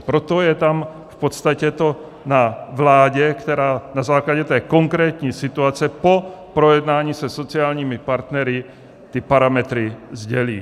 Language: Czech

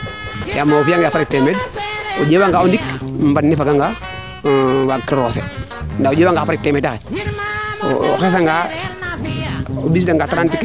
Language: Serer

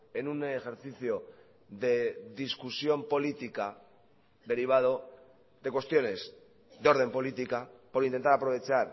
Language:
Spanish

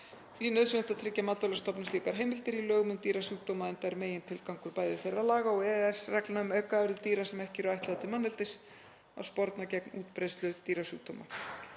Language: Icelandic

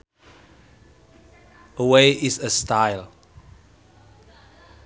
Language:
Sundanese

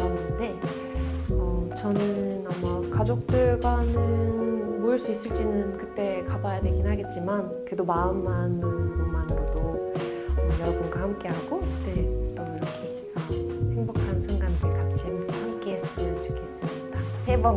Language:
Korean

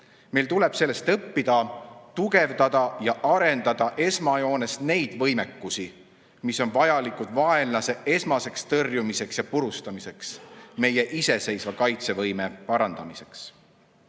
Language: Estonian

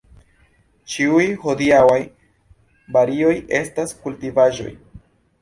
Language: Esperanto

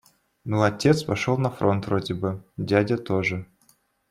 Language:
Russian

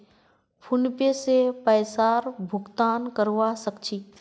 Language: Magahi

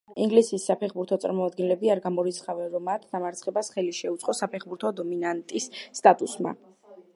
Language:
Georgian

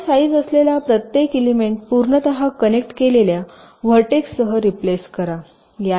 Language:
Marathi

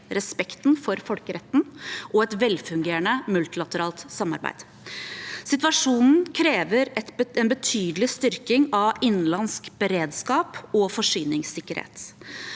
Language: Norwegian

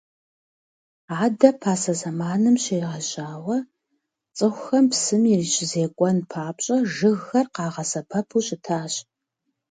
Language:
Kabardian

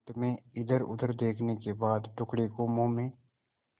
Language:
Hindi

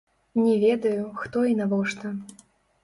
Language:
Belarusian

